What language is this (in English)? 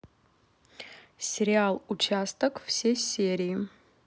Russian